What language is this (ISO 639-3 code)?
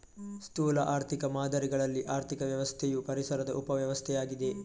kan